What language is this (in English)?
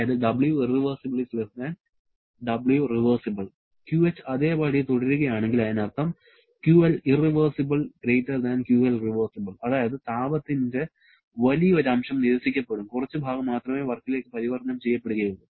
Malayalam